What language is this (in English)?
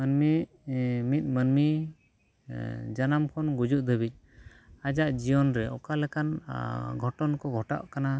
Santali